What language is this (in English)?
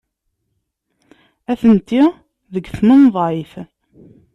Kabyle